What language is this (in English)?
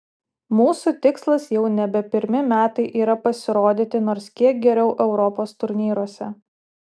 Lithuanian